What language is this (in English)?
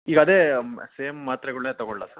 Kannada